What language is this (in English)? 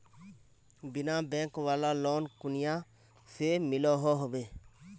Magahi